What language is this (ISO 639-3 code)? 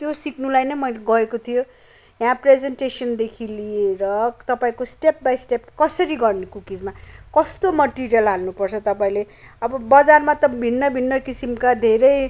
nep